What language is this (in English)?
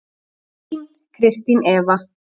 Icelandic